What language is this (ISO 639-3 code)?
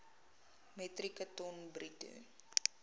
afr